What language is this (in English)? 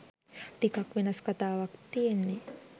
Sinhala